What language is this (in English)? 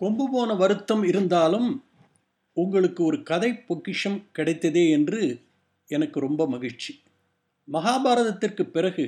Tamil